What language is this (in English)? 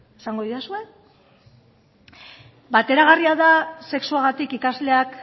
Basque